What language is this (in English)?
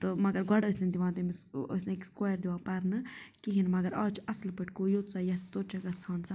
Kashmiri